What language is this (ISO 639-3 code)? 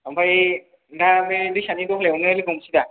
brx